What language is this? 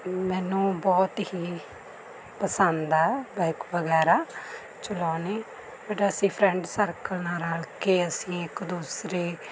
Punjabi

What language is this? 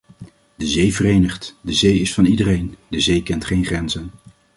Dutch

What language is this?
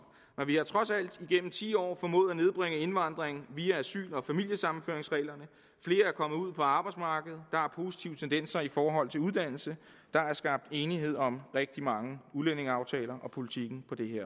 Danish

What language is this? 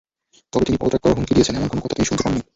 Bangla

